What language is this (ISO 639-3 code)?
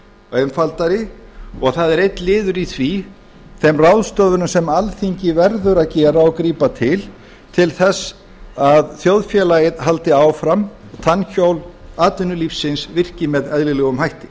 isl